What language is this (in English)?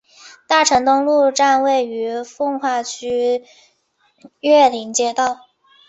Chinese